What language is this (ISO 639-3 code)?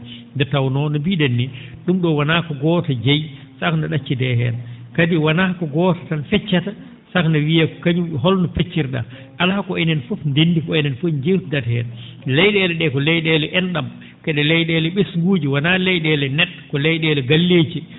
ful